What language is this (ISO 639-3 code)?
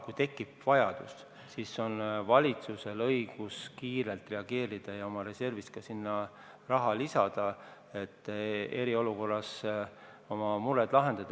est